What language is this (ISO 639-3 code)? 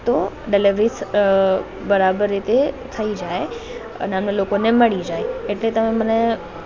guj